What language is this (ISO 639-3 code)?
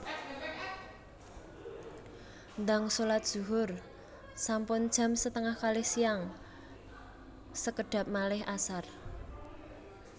jav